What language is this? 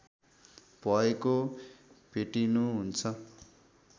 Nepali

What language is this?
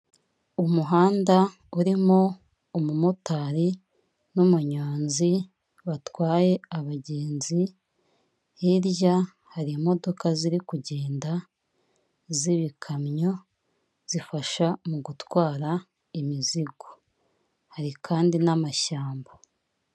Kinyarwanda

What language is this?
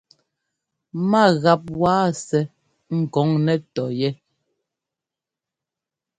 Ngomba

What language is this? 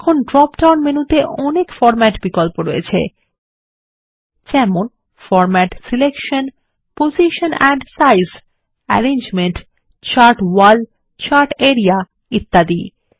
Bangla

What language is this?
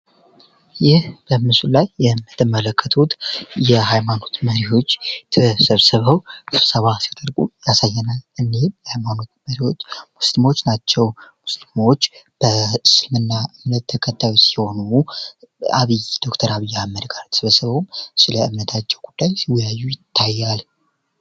Amharic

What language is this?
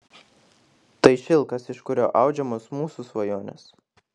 Lithuanian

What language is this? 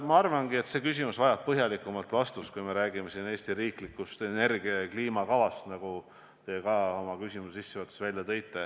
Estonian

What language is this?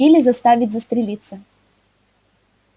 Russian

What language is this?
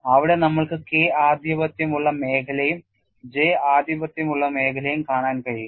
Malayalam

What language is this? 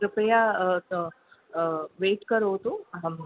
Sanskrit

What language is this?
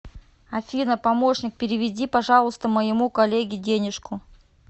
Russian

